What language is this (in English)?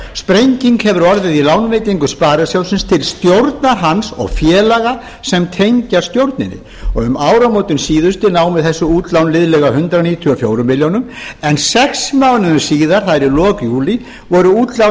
Icelandic